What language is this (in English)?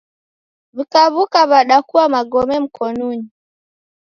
Taita